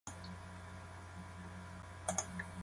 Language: Japanese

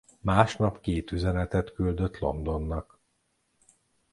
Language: Hungarian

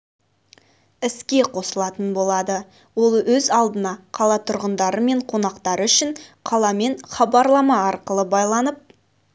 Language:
Kazakh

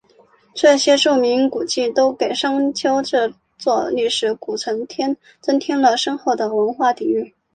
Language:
Chinese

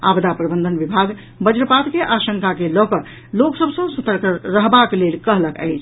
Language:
Maithili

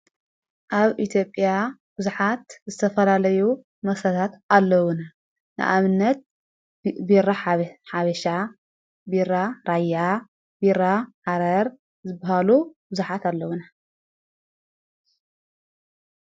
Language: Tigrinya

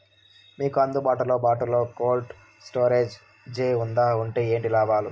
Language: Telugu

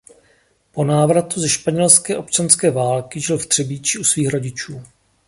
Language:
Czech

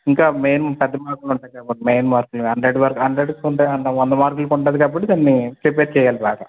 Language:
Telugu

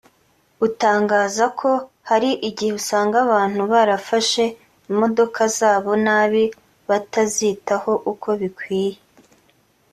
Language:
Kinyarwanda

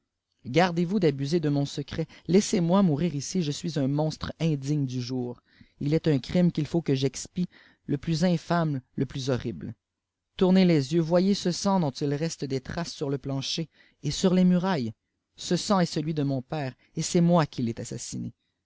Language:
French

